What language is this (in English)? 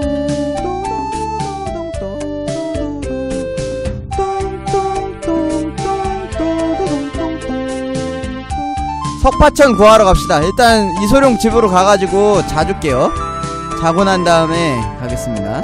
Korean